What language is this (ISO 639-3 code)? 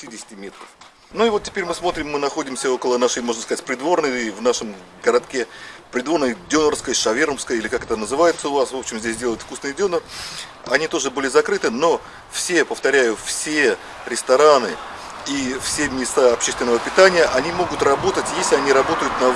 rus